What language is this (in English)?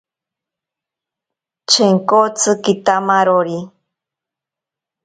Ashéninka Perené